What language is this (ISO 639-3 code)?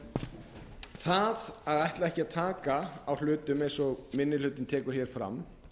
isl